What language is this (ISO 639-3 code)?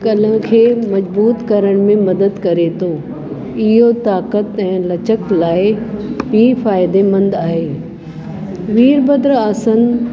snd